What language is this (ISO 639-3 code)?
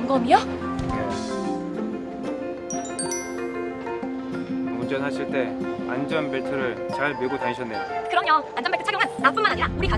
kor